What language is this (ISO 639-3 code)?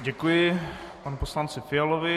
ces